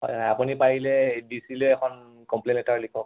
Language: Assamese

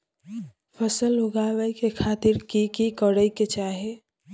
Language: Maithili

